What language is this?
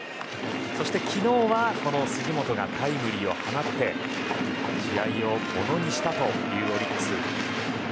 Japanese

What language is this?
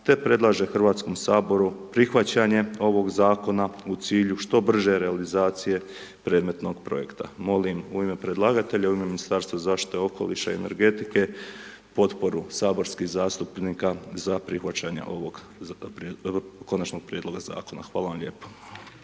Croatian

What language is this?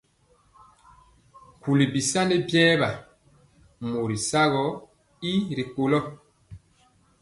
Mpiemo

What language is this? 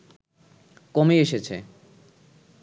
Bangla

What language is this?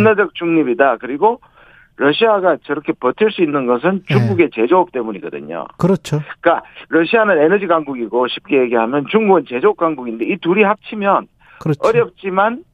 Korean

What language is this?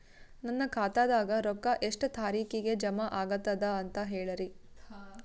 Kannada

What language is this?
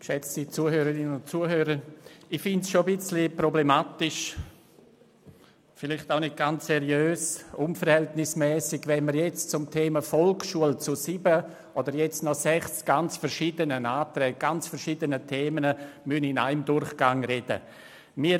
Swiss German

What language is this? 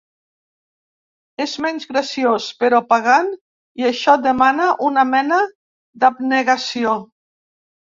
Catalan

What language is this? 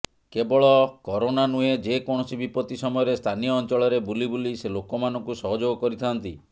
Odia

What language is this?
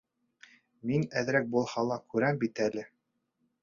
Bashkir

